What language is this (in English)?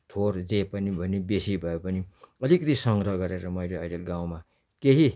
Nepali